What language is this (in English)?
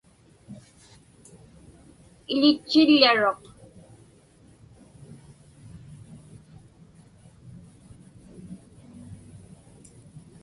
Inupiaq